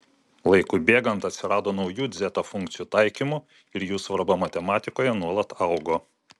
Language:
Lithuanian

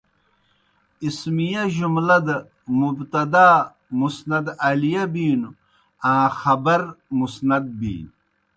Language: Kohistani Shina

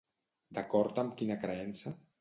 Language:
Catalan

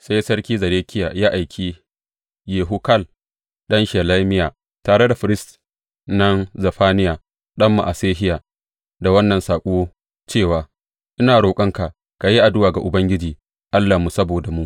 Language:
Hausa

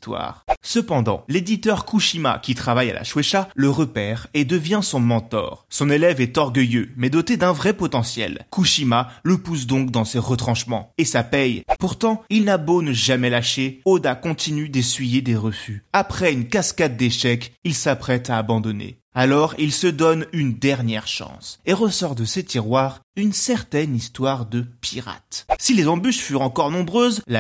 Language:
French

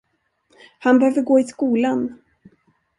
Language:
Swedish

